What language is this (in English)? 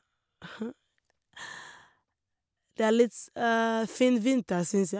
Norwegian